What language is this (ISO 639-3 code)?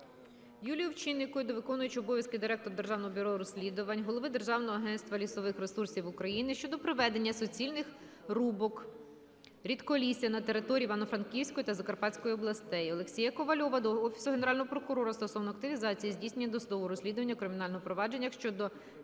ukr